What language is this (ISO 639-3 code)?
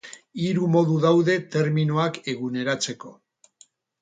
eus